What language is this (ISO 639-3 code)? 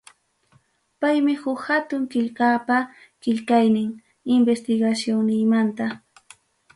quy